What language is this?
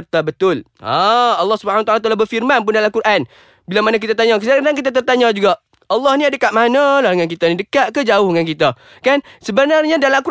Malay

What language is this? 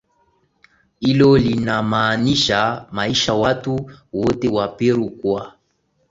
Swahili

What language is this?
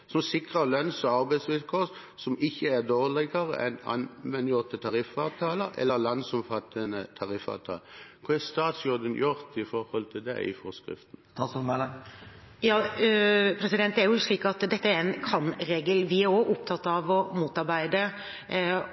Norwegian Bokmål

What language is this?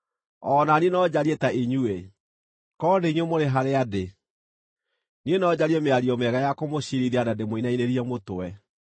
Kikuyu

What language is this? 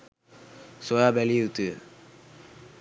Sinhala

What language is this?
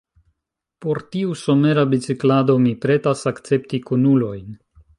Esperanto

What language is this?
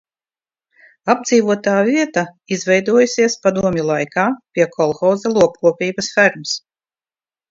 Latvian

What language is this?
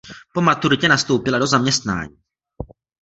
Czech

